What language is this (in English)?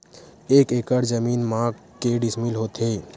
Chhattisgarhi